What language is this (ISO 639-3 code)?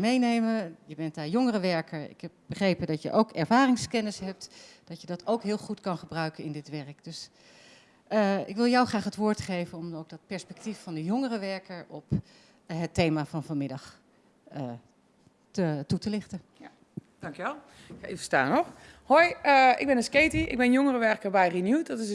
nld